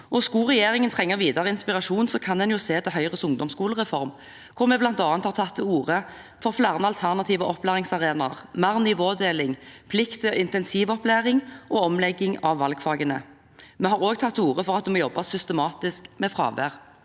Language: Norwegian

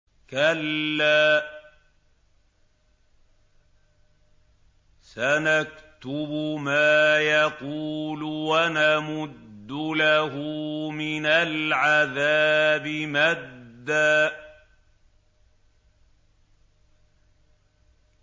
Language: Arabic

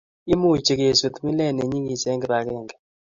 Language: Kalenjin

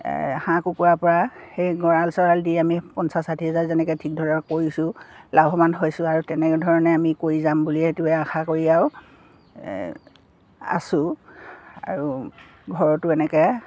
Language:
Assamese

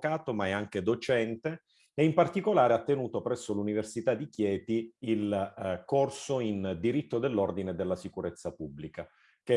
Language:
Italian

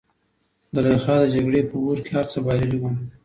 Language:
Pashto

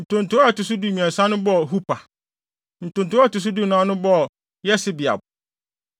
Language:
Akan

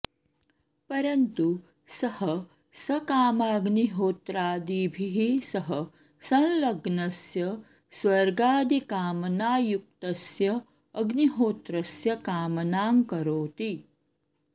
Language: Sanskrit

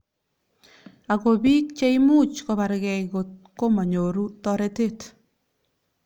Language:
Kalenjin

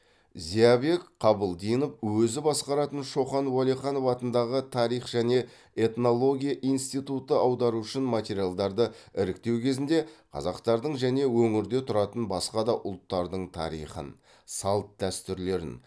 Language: Kazakh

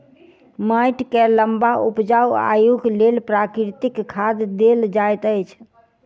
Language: Maithili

